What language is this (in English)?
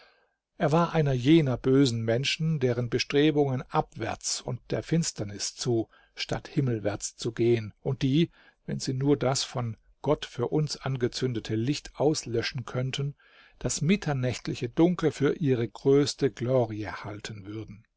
German